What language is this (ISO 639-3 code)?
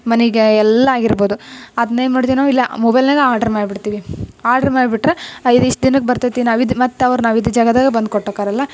kan